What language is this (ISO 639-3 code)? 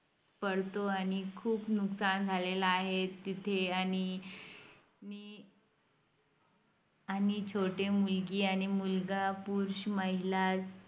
mar